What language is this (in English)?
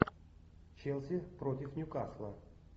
Russian